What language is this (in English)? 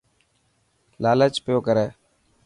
Dhatki